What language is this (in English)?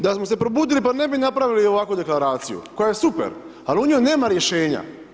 Croatian